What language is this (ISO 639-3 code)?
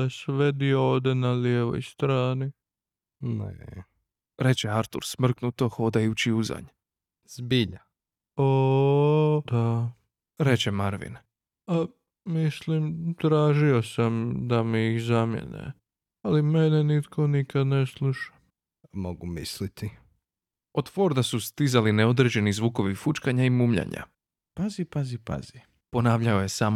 hrv